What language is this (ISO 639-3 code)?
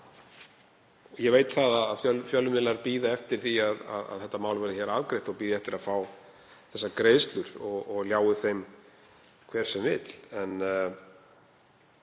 isl